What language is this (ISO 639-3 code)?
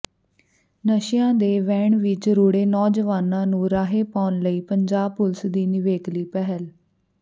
pan